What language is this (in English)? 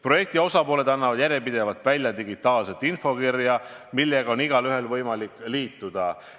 Estonian